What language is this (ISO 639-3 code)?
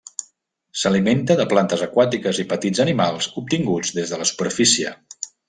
cat